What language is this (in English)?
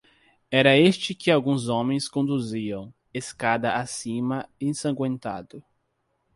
Portuguese